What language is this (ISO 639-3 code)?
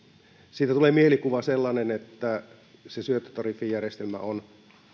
fin